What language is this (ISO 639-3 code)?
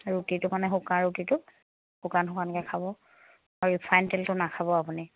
asm